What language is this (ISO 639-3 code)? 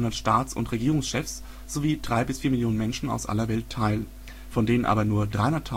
deu